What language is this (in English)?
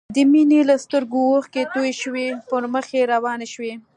Pashto